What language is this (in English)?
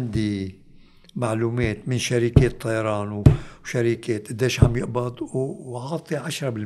Arabic